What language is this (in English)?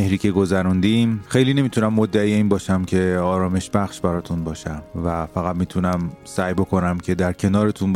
Persian